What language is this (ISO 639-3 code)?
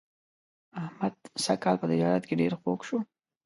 pus